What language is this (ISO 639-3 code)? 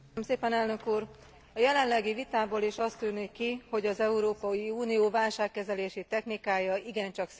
hun